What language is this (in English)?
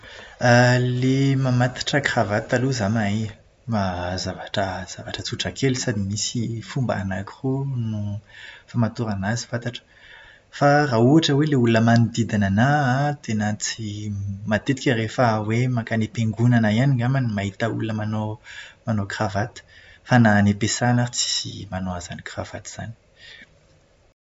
Malagasy